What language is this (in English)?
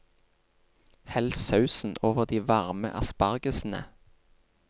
Norwegian